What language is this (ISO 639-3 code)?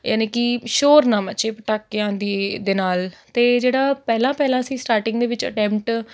pan